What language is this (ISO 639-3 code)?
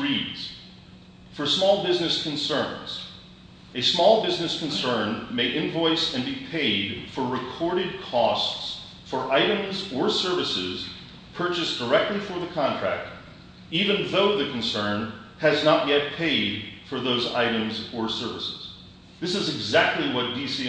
eng